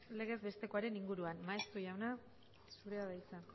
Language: Basque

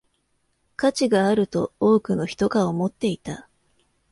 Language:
Japanese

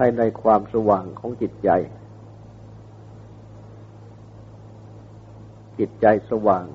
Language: Thai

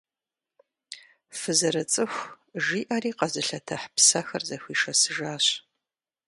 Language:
Kabardian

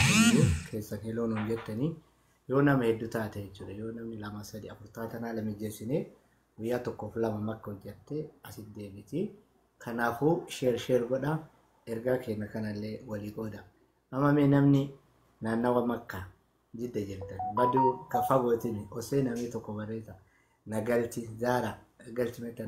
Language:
Arabic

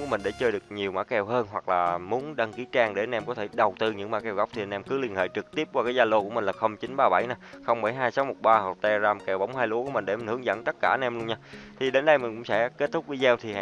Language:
Vietnamese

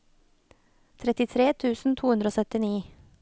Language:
Norwegian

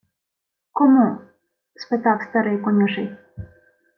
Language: Ukrainian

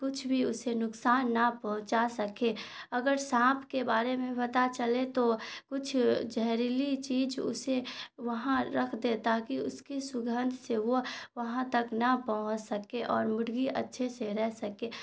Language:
Urdu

